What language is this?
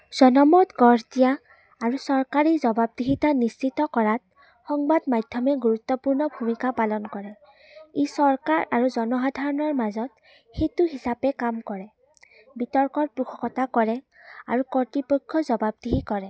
Assamese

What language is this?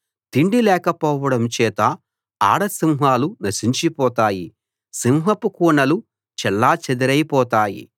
Telugu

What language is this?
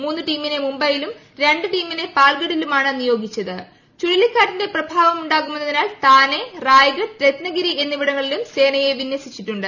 Malayalam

